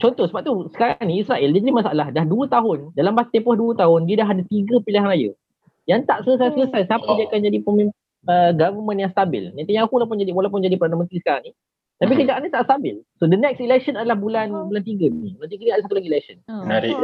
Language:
Malay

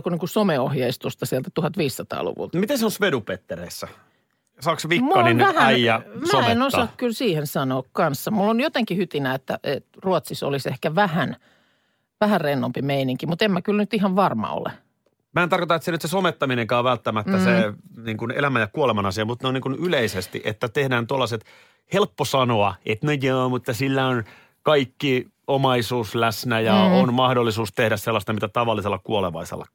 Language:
Finnish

